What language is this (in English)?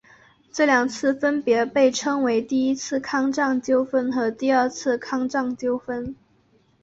Chinese